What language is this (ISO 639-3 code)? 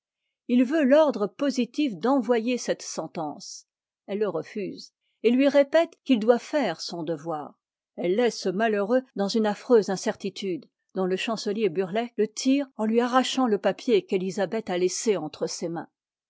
fra